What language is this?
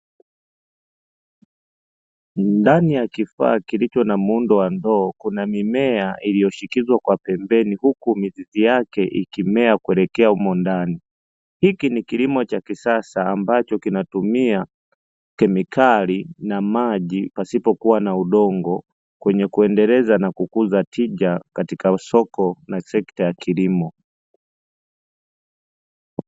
Swahili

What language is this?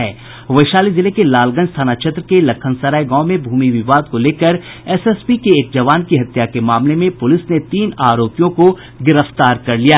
Hindi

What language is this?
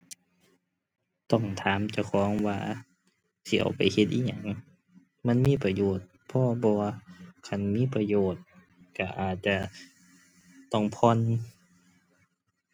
Thai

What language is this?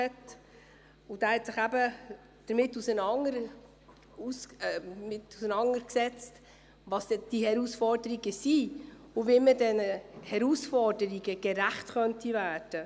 Swiss German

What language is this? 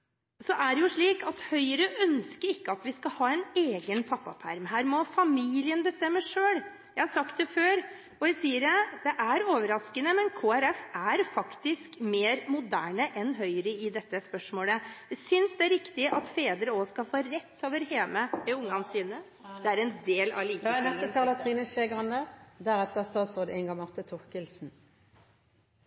Norwegian Bokmål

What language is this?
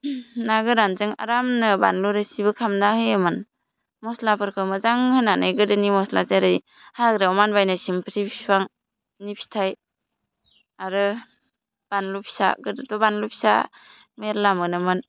Bodo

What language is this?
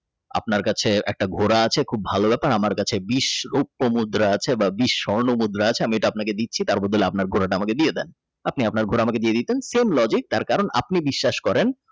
Bangla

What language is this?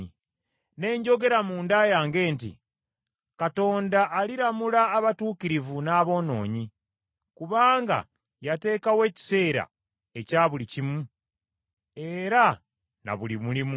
Ganda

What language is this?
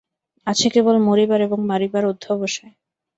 Bangla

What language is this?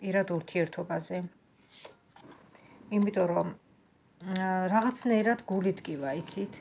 Romanian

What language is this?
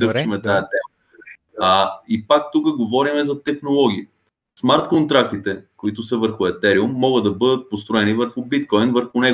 Bulgarian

